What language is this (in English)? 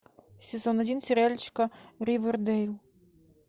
Russian